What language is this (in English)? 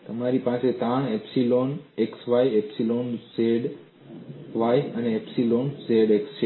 Gujarati